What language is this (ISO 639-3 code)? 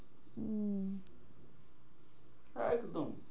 ben